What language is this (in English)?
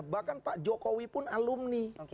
Indonesian